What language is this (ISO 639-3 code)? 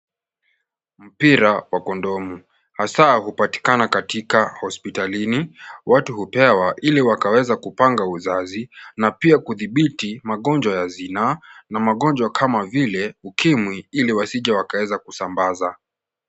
swa